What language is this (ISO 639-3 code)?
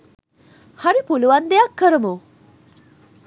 sin